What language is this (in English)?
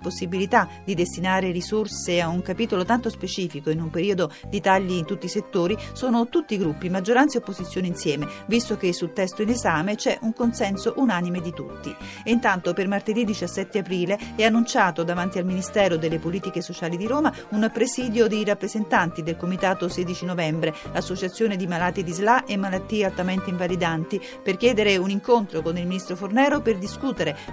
Italian